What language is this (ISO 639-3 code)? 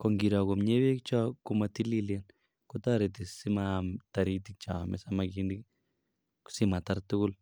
kln